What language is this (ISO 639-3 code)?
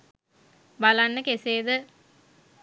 sin